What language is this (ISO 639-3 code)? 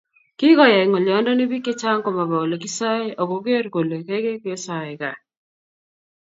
kln